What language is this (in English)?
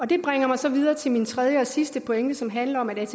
Danish